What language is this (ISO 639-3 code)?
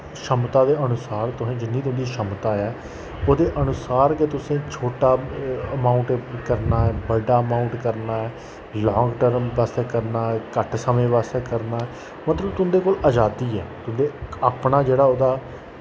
doi